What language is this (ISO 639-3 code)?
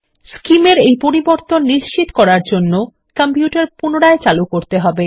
ben